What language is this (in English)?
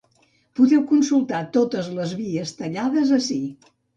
Catalan